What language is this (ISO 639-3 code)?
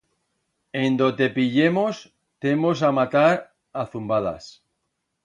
arg